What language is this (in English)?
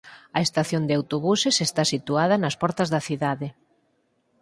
Galician